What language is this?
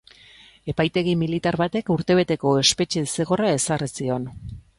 Basque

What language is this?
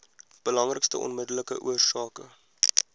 Afrikaans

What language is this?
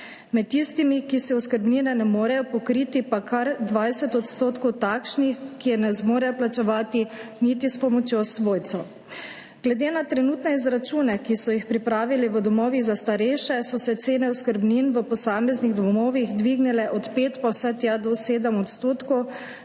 Slovenian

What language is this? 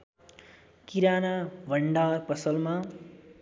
Nepali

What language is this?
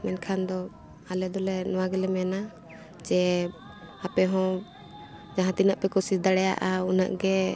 Santali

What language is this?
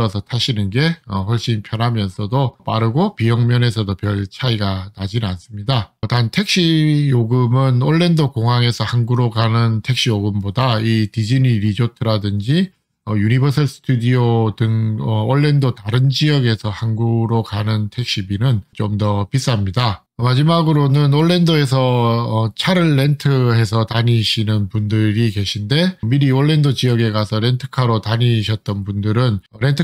Korean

